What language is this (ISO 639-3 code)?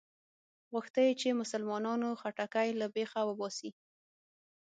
pus